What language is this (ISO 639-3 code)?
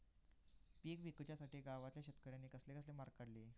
mar